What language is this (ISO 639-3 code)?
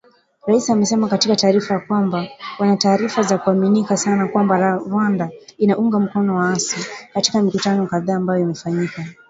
swa